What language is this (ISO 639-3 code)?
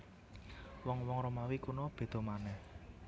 jav